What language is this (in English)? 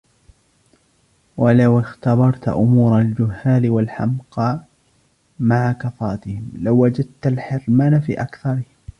Arabic